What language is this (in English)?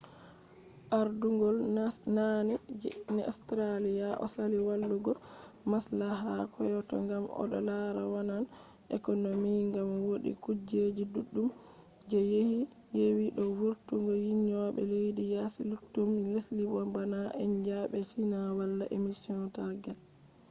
Fula